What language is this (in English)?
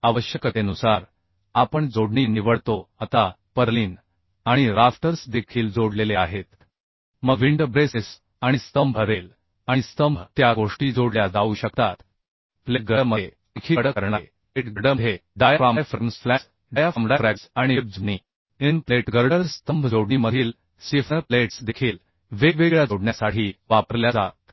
Marathi